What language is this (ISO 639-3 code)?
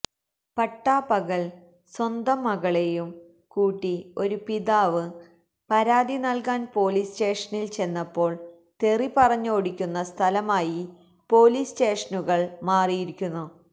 mal